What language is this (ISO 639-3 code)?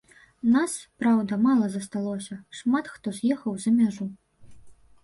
bel